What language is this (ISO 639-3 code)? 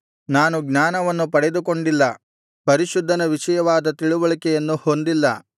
kan